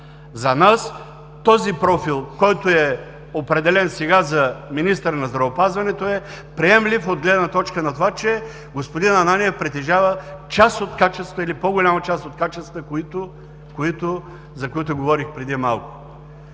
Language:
Bulgarian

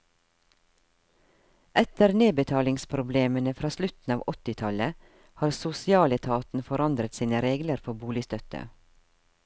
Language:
Norwegian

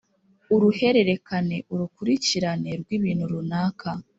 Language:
Kinyarwanda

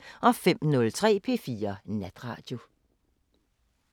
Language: Danish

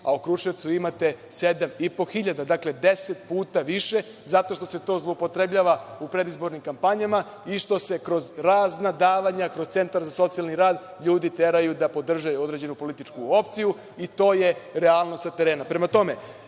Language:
Serbian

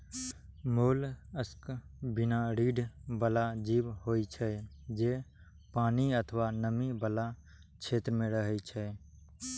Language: Maithili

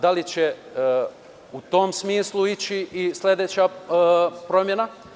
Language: Serbian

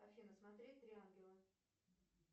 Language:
Russian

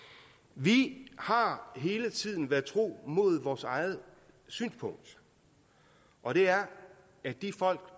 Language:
Danish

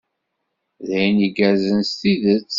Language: Kabyle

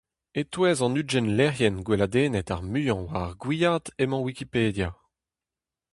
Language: Breton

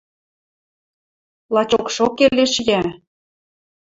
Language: Western Mari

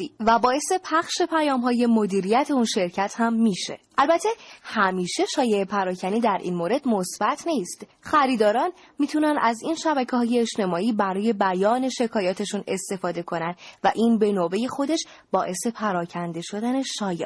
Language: Persian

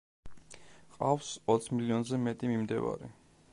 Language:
Georgian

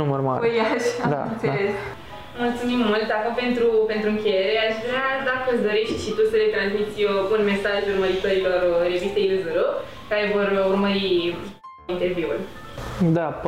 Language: Romanian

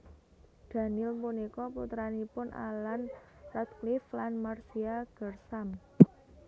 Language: Javanese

